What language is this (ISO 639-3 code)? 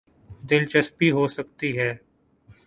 urd